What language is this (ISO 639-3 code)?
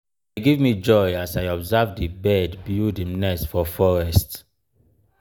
pcm